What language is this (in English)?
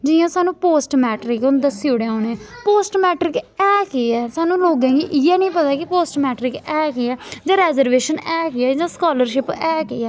Dogri